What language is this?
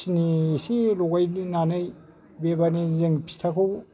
Bodo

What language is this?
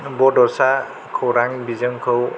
Bodo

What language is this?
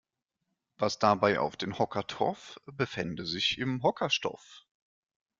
German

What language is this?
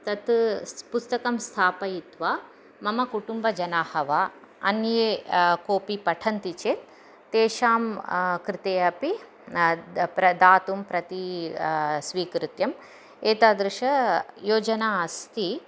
Sanskrit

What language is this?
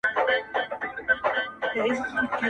Pashto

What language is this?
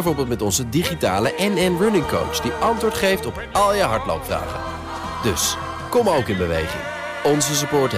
Dutch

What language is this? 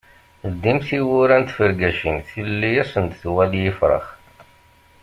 Kabyle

